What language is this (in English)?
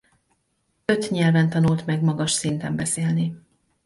Hungarian